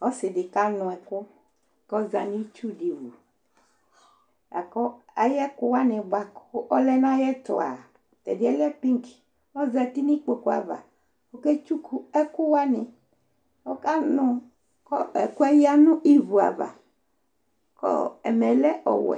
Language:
Ikposo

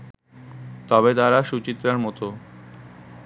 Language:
Bangla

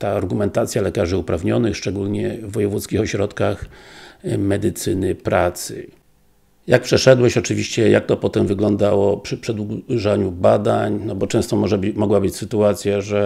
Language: Polish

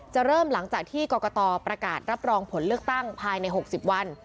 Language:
Thai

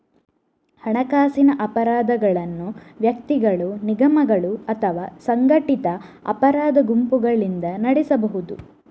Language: Kannada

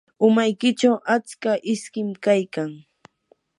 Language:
Yanahuanca Pasco Quechua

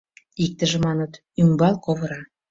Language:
Mari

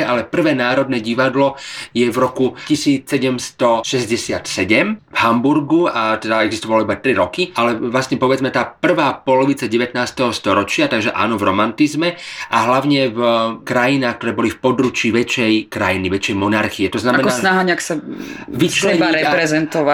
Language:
Slovak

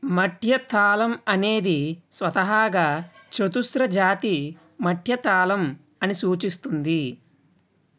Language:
Telugu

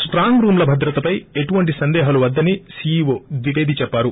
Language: Telugu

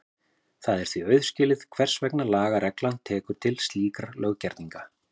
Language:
Icelandic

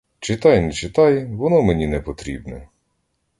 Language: Ukrainian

